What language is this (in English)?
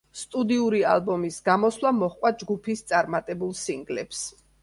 Georgian